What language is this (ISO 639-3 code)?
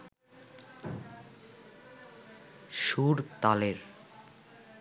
ben